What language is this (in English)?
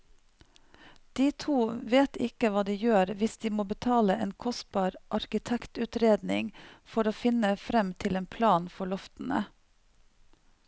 Norwegian